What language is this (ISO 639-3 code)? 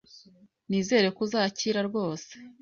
kin